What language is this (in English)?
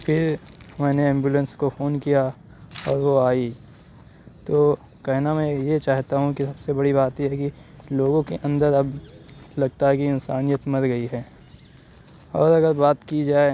Urdu